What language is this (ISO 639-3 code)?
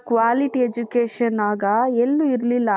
kan